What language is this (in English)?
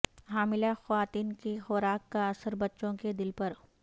Urdu